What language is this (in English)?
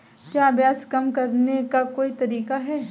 Hindi